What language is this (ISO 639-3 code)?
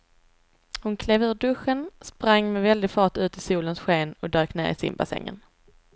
swe